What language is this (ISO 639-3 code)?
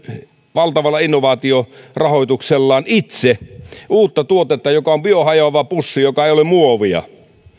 fin